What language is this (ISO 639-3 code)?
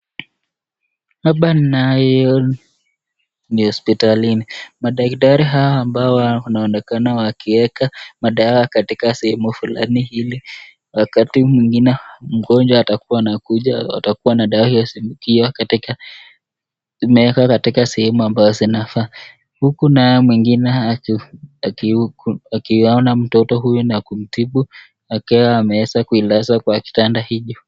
swa